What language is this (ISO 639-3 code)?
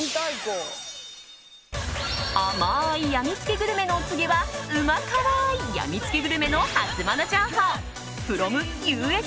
jpn